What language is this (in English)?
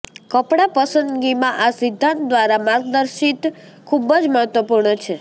Gujarati